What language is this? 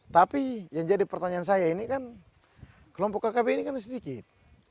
Indonesian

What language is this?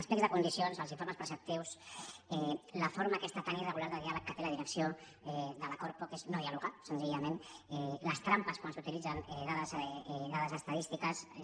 Catalan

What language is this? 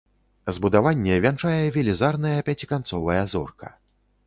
Belarusian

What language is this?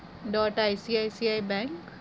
Gujarati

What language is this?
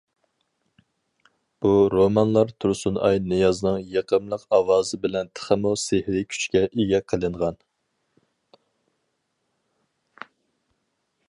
Uyghur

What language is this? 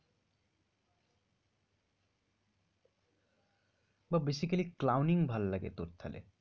Bangla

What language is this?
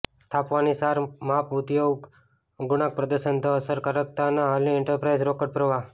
Gujarati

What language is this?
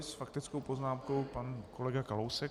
Czech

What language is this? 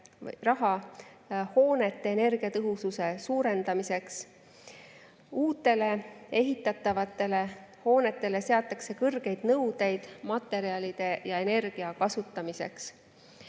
Estonian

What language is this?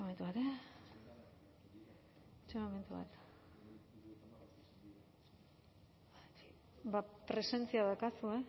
Basque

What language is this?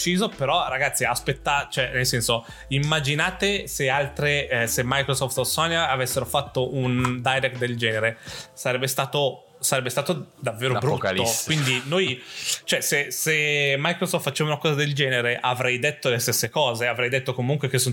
Italian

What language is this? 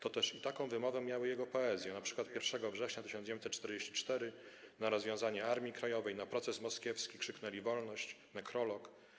Polish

